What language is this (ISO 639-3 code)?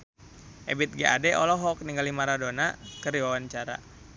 sun